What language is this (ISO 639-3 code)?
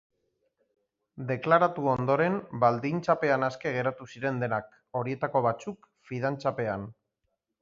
eus